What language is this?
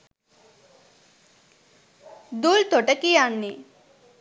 Sinhala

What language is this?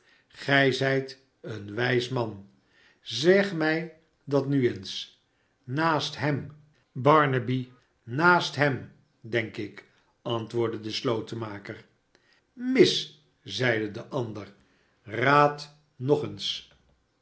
Dutch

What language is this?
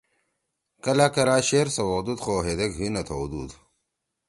Torwali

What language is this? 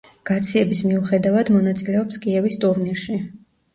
Georgian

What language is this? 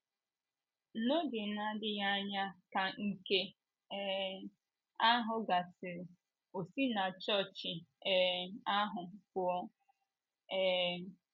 Igbo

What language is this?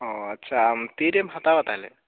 Santali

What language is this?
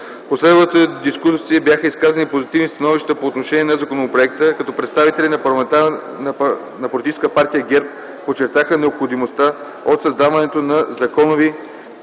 Bulgarian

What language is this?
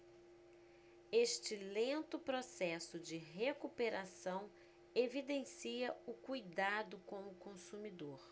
Portuguese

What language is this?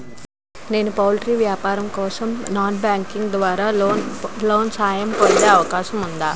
Telugu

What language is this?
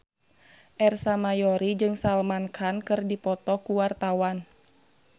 Sundanese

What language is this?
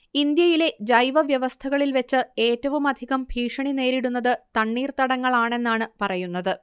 Malayalam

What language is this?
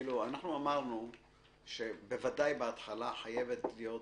Hebrew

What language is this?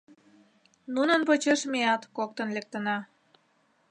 Mari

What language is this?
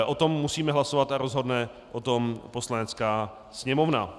Czech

